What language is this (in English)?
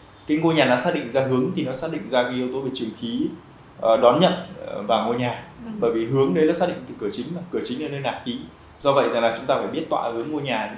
Vietnamese